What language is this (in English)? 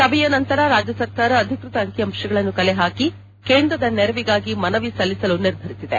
Kannada